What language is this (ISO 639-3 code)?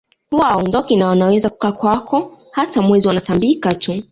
swa